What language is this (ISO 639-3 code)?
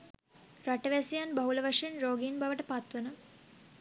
sin